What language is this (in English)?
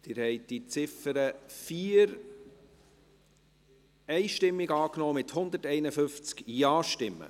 Swiss German